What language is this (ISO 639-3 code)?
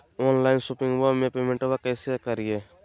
mag